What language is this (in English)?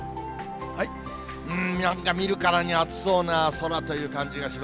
Japanese